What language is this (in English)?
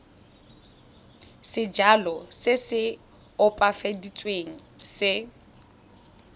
Tswana